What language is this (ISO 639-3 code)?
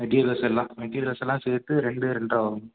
tam